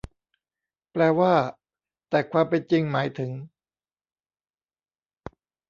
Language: Thai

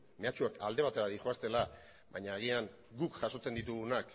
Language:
Basque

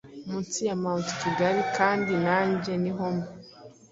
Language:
Kinyarwanda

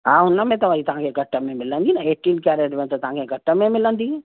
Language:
Sindhi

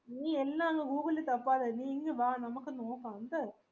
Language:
Malayalam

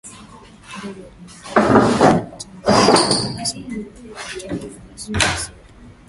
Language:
Swahili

